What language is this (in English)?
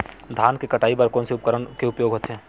Chhattisgarhi